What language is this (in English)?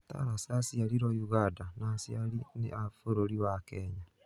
Kikuyu